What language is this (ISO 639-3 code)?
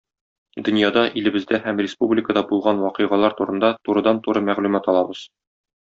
tat